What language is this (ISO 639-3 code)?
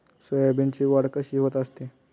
mar